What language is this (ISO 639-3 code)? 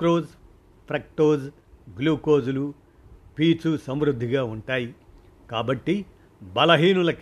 tel